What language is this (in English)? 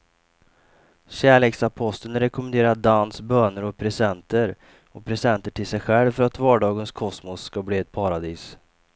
Swedish